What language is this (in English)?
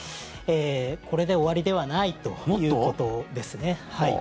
Japanese